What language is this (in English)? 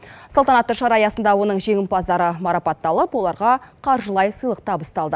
Kazakh